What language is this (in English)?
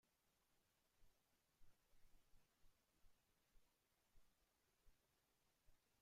Spanish